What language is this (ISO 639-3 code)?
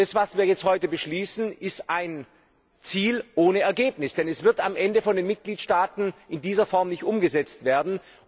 deu